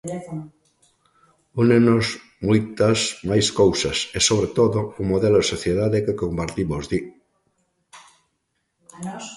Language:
Galician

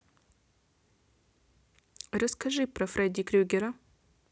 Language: Russian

